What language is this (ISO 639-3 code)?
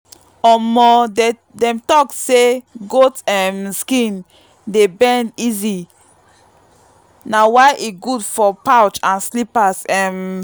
pcm